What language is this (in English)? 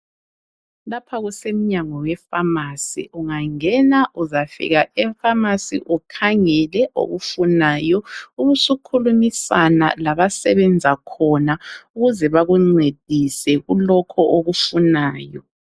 North Ndebele